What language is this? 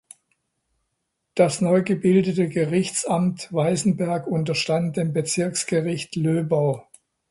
German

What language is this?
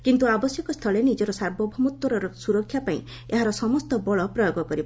Odia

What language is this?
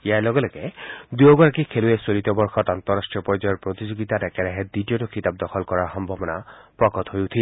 Assamese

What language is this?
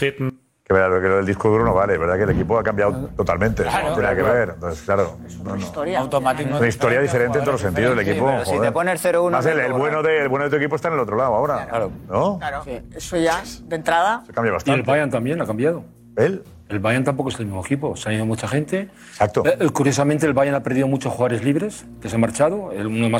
Spanish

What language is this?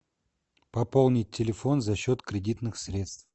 Russian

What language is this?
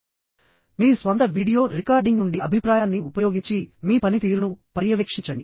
Telugu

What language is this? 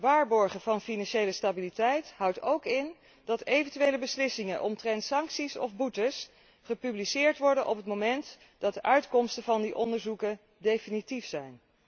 Dutch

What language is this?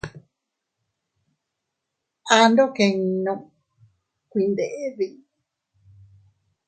Teutila Cuicatec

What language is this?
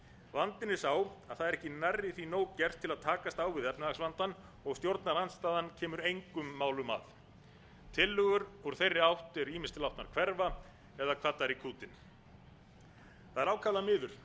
Icelandic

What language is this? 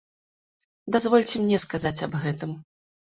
Belarusian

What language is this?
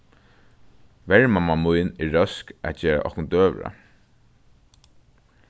Faroese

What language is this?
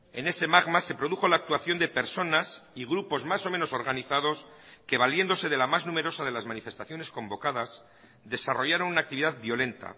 Spanish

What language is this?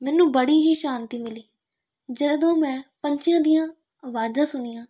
Punjabi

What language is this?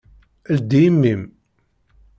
Kabyle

